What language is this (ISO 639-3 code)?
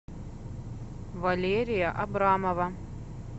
rus